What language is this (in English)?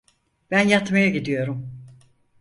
Turkish